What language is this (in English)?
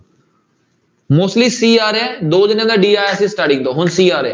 Punjabi